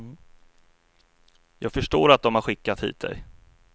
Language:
Swedish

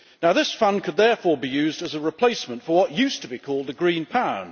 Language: English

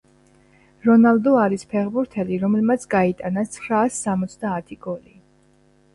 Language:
Georgian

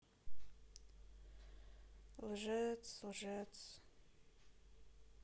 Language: Russian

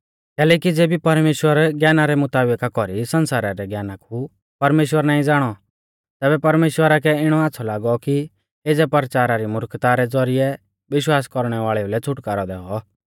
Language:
Mahasu Pahari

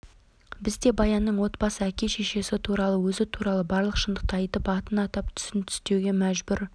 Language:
Kazakh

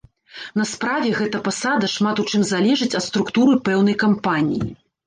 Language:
Belarusian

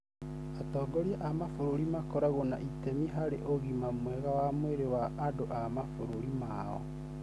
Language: Kikuyu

